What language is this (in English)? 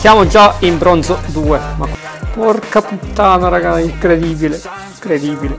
Italian